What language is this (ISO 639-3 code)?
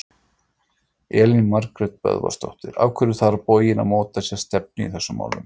isl